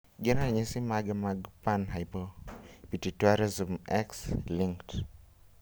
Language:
Luo (Kenya and Tanzania)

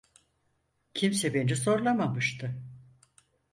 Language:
Turkish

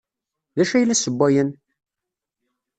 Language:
Kabyle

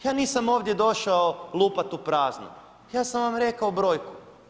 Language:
Croatian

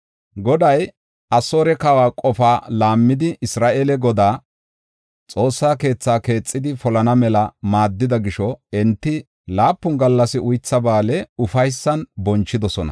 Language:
Gofa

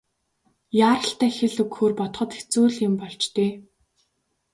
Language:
Mongolian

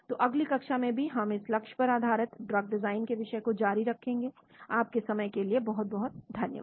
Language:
Hindi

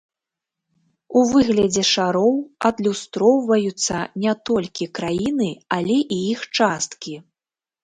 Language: Belarusian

